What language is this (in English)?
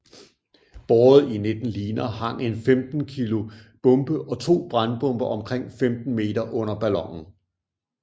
Danish